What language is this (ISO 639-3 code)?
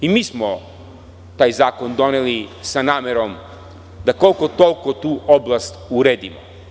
srp